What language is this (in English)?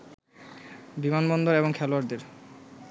Bangla